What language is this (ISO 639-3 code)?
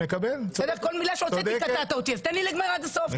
heb